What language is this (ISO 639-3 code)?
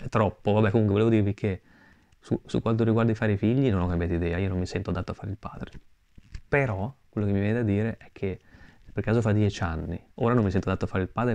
ita